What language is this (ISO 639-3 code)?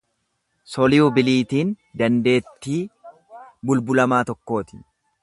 orm